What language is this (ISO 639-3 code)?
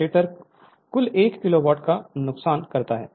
hin